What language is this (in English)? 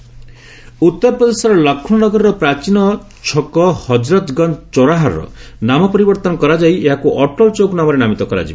Odia